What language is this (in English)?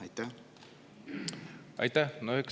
Estonian